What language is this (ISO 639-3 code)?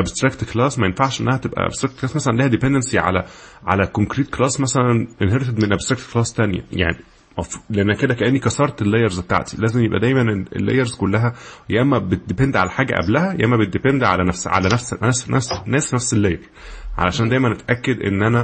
ara